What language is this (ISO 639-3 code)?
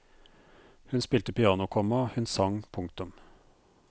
nor